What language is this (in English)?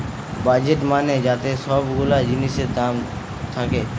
Bangla